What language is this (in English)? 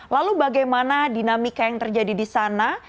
Indonesian